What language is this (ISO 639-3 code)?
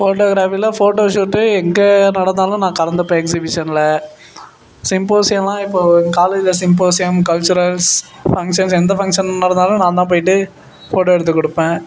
tam